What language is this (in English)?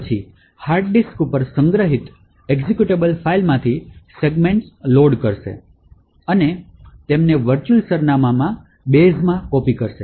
Gujarati